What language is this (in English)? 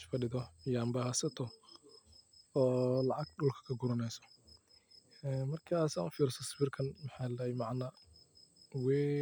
Somali